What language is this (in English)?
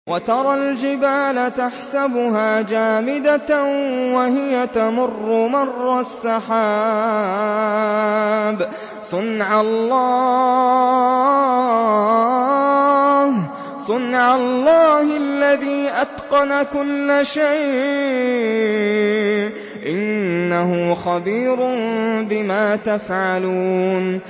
Arabic